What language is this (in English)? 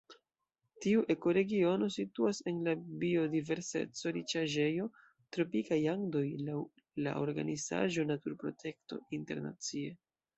Esperanto